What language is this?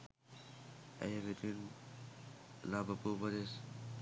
Sinhala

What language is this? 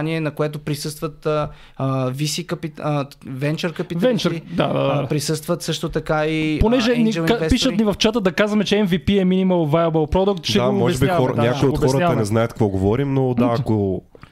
Bulgarian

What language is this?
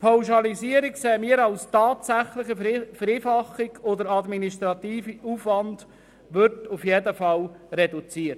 Swiss German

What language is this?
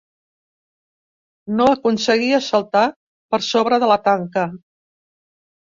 Catalan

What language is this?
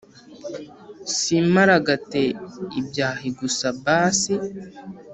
Kinyarwanda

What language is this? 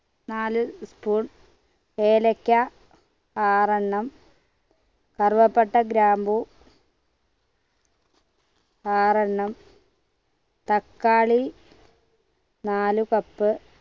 Malayalam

